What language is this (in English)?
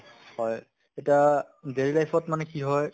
Assamese